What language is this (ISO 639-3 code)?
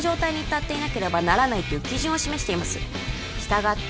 jpn